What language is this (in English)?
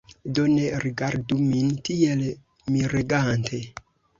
Esperanto